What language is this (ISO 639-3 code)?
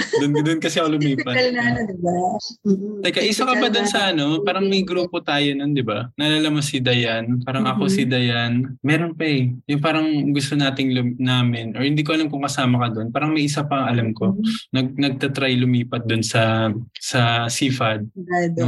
fil